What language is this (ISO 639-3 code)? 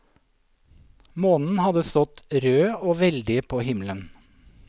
nor